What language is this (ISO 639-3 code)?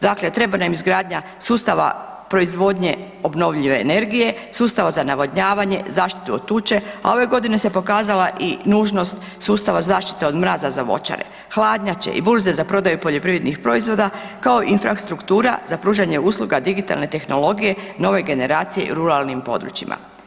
hrv